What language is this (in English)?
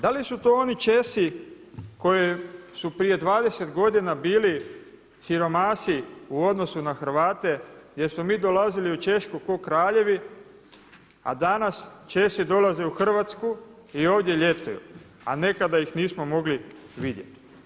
Croatian